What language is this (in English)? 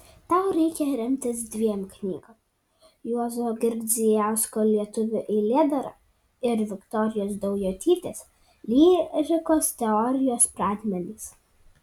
Lithuanian